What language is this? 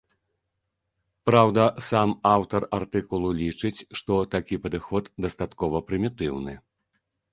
Belarusian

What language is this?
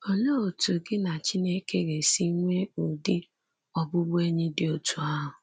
Igbo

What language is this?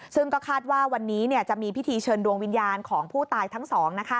Thai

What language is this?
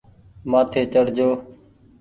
Goaria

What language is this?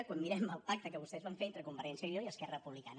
Catalan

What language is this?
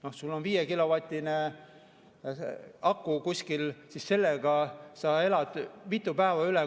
Estonian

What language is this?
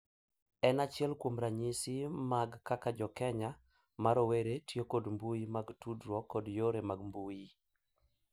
Luo (Kenya and Tanzania)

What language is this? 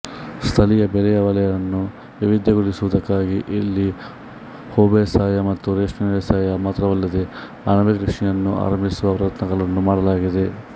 Kannada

